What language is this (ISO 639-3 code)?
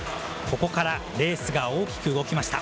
jpn